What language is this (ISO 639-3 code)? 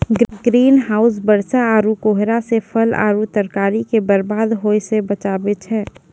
mai